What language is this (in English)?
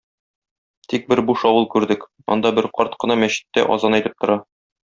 Tatar